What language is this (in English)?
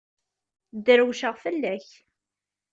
Kabyle